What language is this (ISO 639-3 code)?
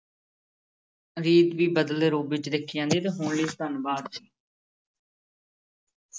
pan